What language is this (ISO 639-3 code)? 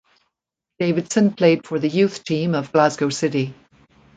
eng